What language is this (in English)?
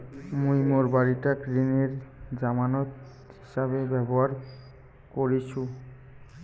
Bangla